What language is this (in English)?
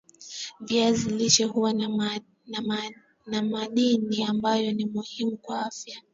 Swahili